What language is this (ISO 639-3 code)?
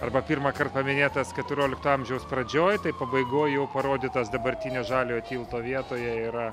lit